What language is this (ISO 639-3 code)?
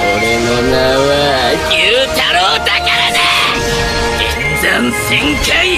jpn